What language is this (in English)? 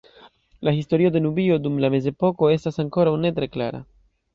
Esperanto